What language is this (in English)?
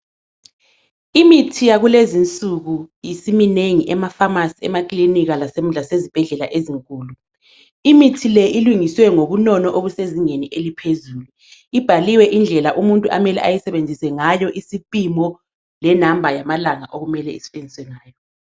North Ndebele